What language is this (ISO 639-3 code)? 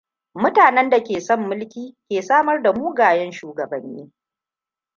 hau